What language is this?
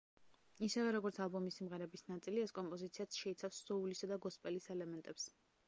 Georgian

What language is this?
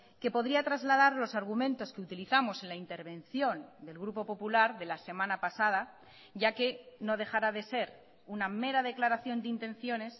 Spanish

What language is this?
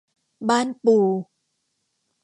Thai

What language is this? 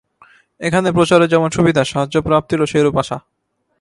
Bangla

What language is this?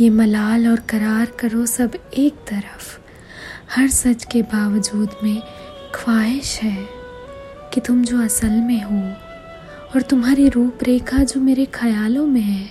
Hindi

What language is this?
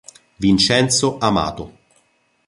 Italian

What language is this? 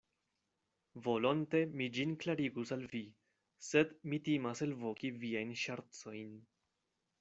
Esperanto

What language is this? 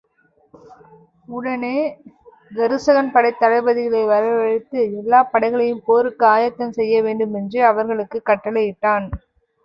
Tamil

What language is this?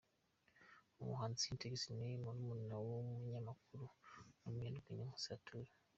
Kinyarwanda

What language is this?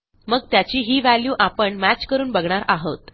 Marathi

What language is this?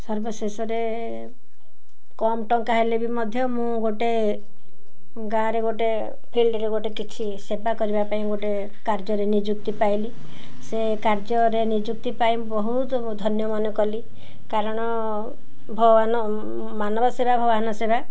Odia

